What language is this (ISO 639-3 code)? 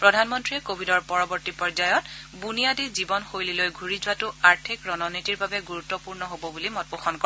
asm